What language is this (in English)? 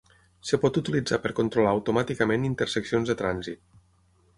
Catalan